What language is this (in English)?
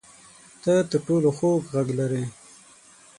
Pashto